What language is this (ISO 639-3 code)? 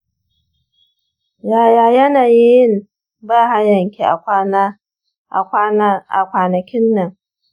hau